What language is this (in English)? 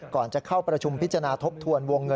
Thai